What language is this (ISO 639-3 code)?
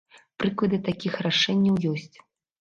bel